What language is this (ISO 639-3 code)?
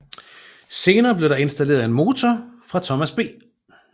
dan